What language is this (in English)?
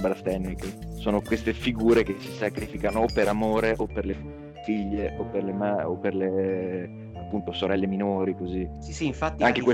Italian